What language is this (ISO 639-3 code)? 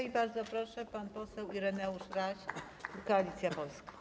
pol